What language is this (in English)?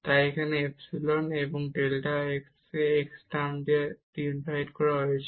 Bangla